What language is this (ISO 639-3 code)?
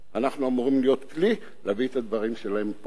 heb